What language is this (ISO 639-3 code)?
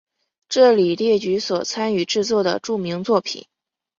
zho